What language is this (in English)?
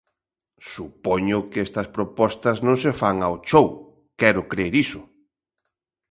Galician